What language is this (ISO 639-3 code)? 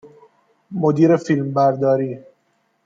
fas